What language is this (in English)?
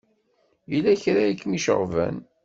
Kabyle